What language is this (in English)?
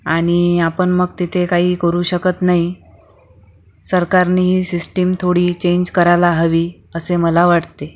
Marathi